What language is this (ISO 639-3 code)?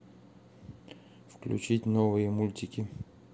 rus